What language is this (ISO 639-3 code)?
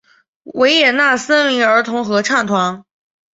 zho